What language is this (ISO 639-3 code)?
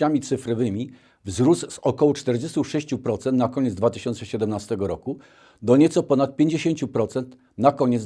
pol